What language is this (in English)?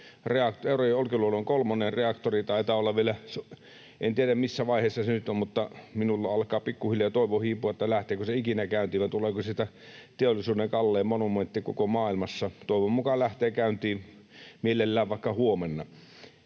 Finnish